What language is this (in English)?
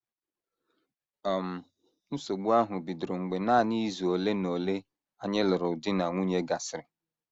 Igbo